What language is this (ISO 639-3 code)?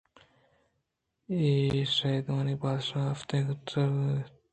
bgp